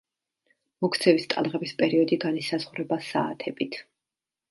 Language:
Georgian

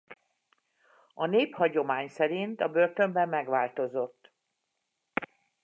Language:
Hungarian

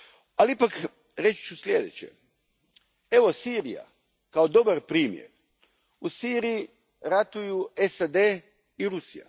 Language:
Croatian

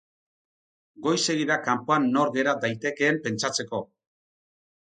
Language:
Basque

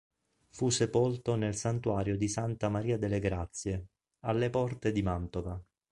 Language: Italian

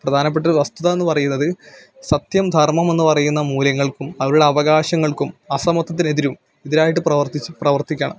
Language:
Malayalam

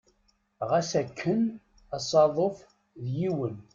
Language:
Kabyle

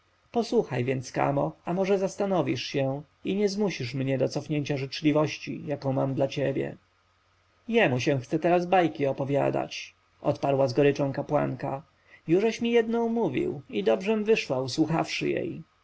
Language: Polish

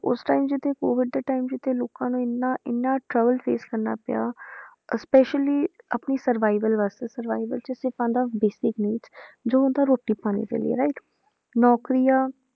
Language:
Punjabi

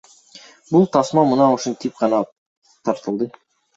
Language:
Kyrgyz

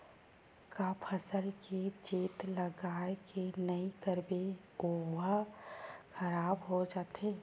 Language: Chhattisgarhi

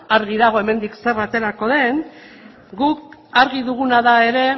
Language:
Basque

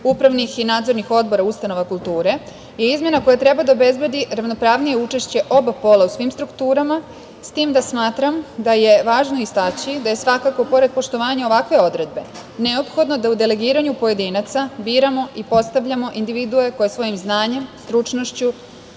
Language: Serbian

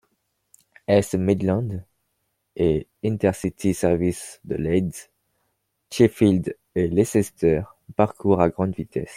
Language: French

